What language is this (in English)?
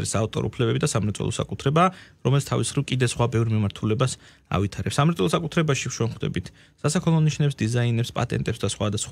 Romanian